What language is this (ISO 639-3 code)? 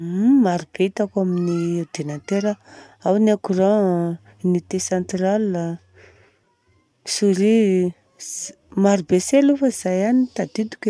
bzc